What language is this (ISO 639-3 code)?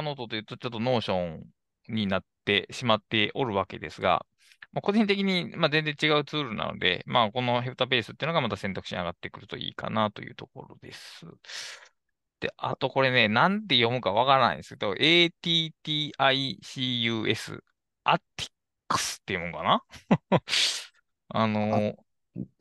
jpn